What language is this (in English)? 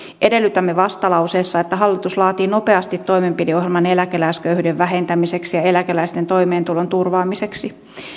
Finnish